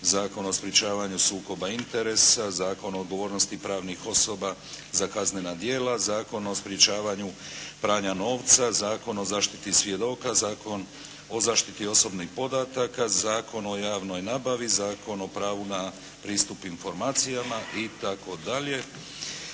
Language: Croatian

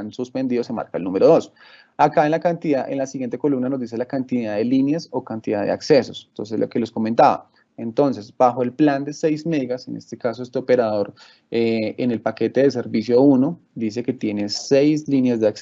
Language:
Spanish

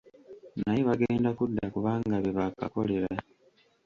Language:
Ganda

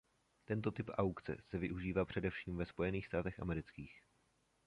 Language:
Czech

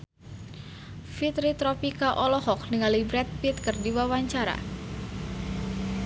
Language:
Sundanese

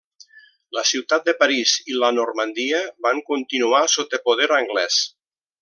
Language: Catalan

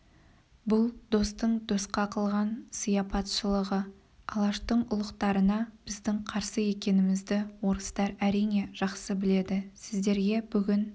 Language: Kazakh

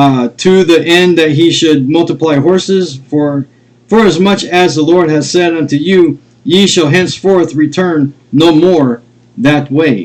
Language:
English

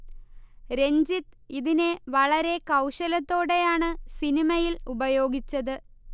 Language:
Malayalam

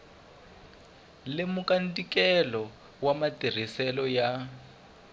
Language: Tsonga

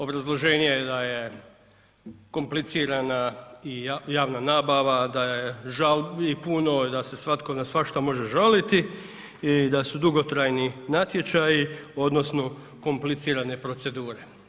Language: Croatian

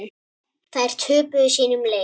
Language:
Icelandic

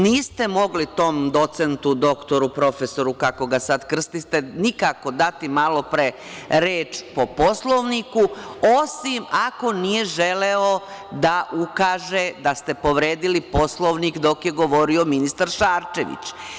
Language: Serbian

